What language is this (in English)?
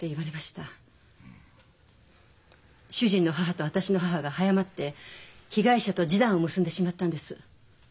Japanese